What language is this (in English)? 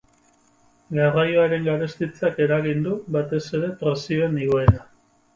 Basque